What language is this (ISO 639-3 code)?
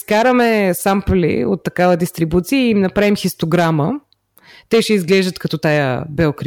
bul